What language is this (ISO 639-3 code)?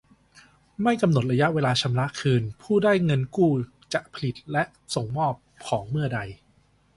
tha